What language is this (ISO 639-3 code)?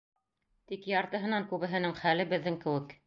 bak